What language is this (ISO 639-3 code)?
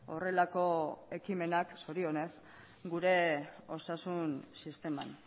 eus